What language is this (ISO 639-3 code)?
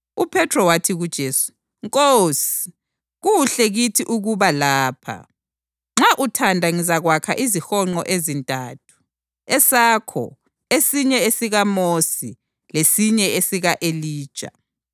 nde